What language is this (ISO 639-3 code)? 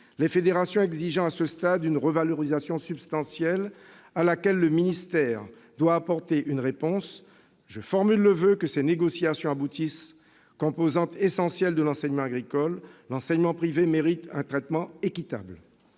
fra